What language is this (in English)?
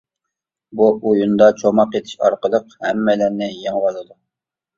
Uyghur